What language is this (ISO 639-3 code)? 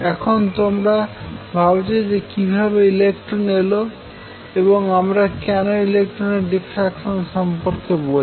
ben